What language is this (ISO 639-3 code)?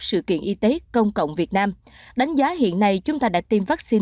vie